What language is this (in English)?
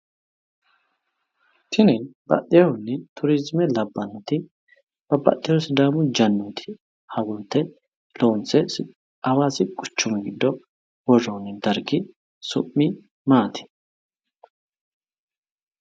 Sidamo